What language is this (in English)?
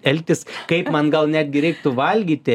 Lithuanian